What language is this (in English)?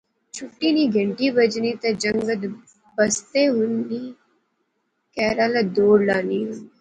Pahari-Potwari